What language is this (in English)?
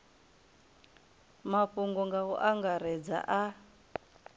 Venda